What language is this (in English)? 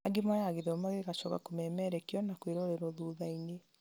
Kikuyu